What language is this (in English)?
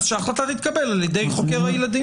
Hebrew